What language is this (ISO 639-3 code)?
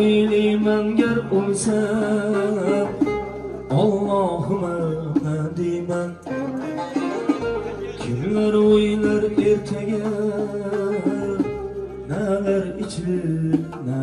tur